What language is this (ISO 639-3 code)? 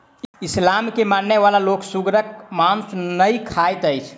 mai